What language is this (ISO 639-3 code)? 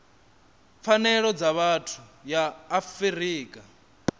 ven